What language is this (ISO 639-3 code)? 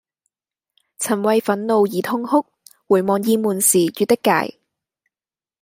yue